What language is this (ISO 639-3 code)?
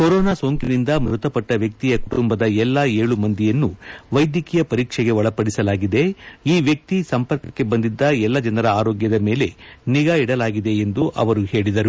kan